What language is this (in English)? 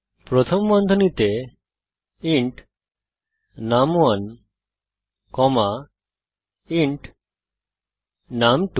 Bangla